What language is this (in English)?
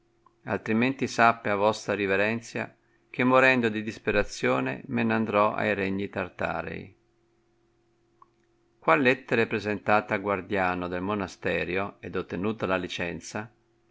Italian